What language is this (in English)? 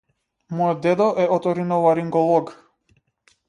Macedonian